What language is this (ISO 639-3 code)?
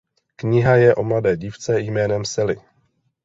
ces